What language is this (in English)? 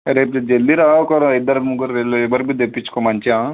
Telugu